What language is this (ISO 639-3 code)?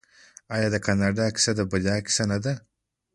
pus